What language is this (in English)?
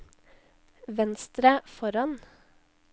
Norwegian